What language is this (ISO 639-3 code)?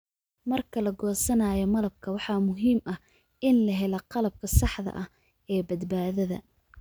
som